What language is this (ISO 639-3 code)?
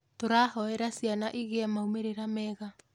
kik